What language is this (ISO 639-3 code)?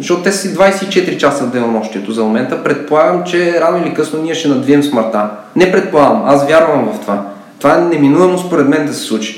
bul